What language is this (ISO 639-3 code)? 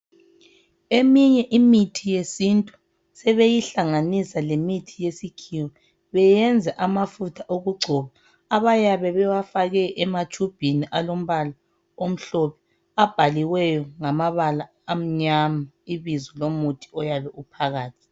nde